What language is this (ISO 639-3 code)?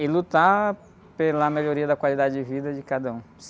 por